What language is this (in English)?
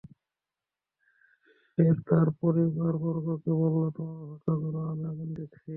Bangla